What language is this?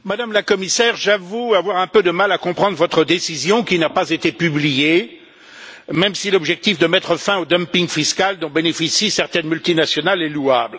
French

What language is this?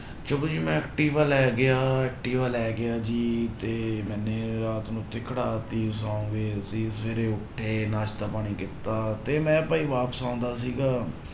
Punjabi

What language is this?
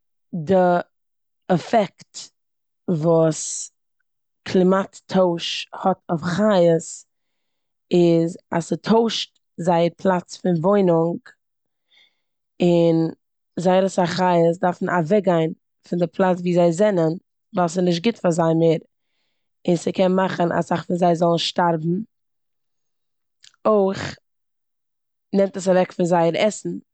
Yiddish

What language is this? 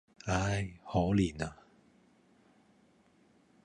Cantonese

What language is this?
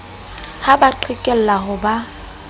Southern Sotho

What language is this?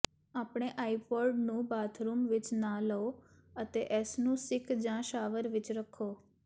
Punjabi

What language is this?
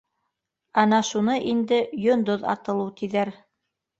Bashkir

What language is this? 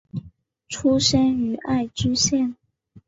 Chinese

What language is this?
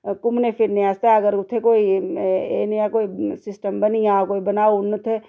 Dogri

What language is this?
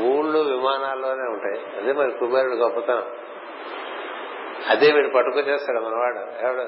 Telugu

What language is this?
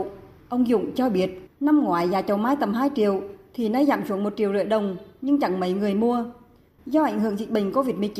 Vietnamese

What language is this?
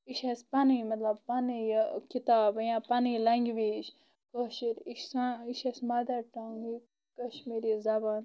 Kashmiri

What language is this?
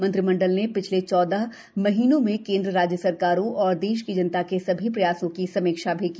Hindi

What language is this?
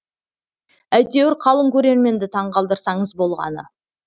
Kazakh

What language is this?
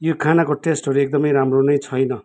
Nepali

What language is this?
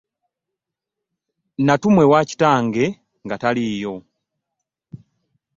Ganda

